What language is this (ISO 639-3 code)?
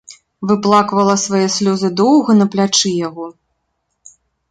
bel